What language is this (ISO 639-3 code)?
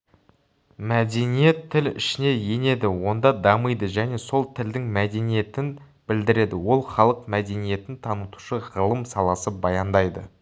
kaz